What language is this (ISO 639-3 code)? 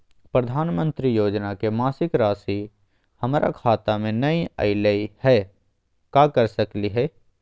mag